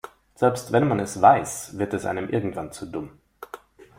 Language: German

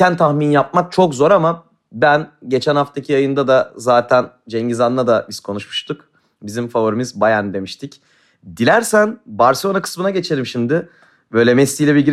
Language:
Turkish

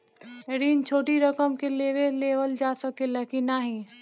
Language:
Bhojpuri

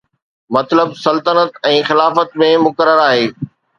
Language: Sindhi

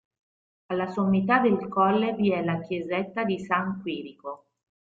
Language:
Italian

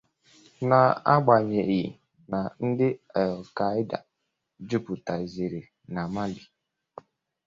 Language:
Igbo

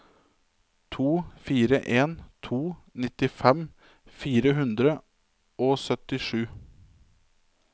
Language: Norwegian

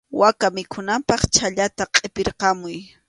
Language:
Arequipa-La Unión Quechua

